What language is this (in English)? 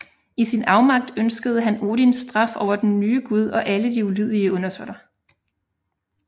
Danish